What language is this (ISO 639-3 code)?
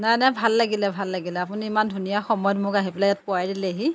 asm